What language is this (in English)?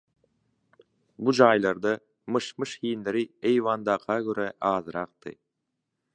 Turkmen